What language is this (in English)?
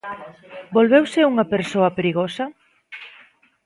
Galician